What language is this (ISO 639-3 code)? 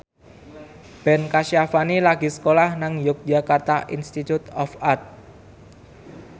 jav